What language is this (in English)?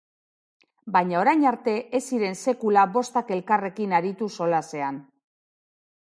Basque